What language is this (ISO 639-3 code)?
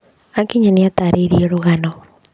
kik